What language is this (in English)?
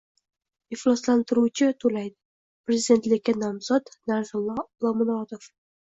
Uzbek